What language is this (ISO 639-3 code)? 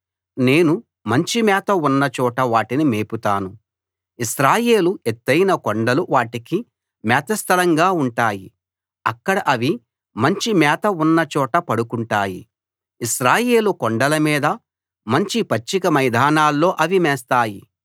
tel